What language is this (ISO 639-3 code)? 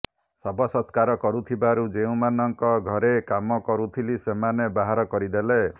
ori